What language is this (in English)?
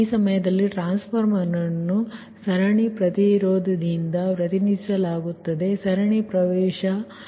Kannada